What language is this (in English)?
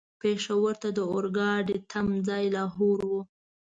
Pashto